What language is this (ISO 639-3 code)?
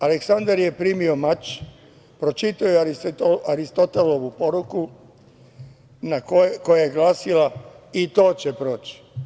srp